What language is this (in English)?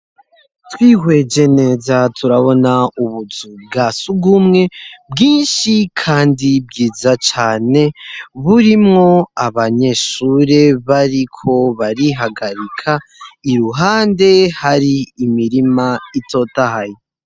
Rundi